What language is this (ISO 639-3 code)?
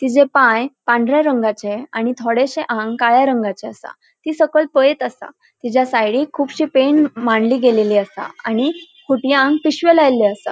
kok